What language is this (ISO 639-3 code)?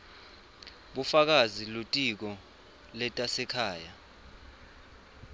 ssw